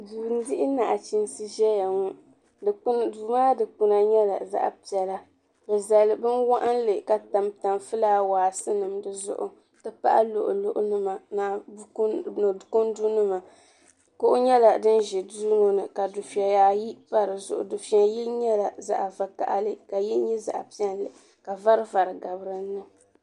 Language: Dagbani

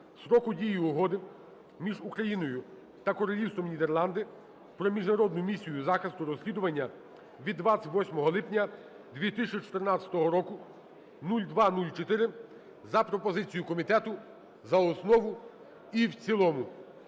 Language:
Ukrainian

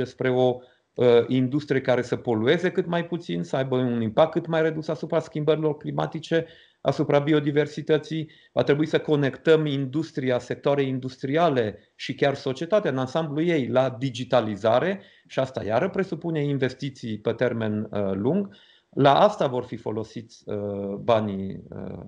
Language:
Romanian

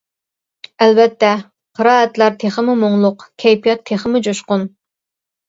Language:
Uyghur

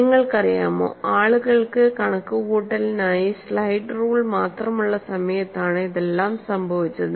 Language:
Malayalam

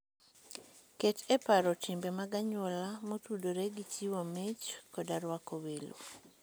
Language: Luo (Kenya and Tanzania)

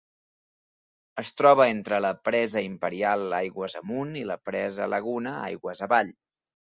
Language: Catalan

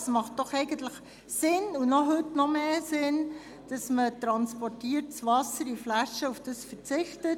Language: Swiss German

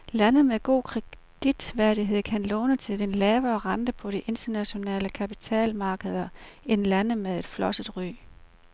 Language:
Danish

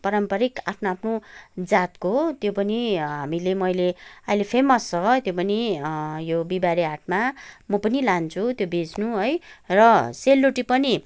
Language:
Nepali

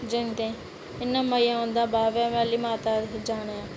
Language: Dogri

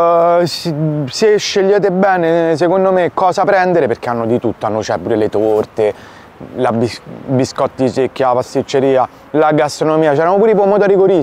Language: Italian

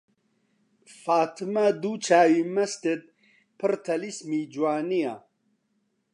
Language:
Central Kurdish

